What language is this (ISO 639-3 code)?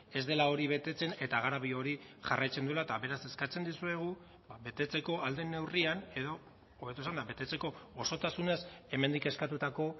eus